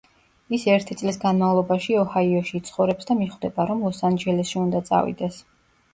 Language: Georgian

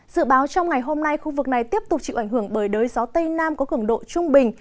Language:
Vietnamese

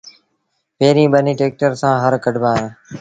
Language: Sindhi Bhil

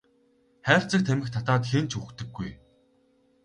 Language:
Mongolian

